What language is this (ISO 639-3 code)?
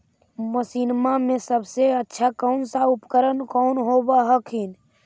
mag